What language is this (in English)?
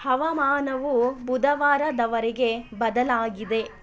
Kannada